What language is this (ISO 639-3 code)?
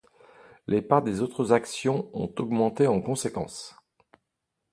fra